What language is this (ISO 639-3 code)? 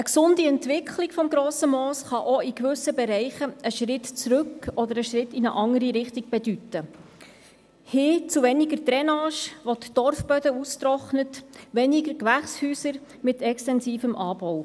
gsw